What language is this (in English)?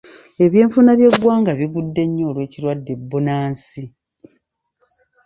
Ganda